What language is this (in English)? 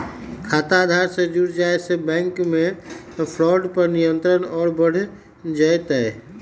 Magahi